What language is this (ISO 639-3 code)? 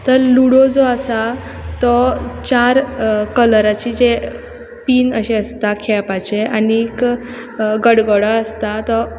kok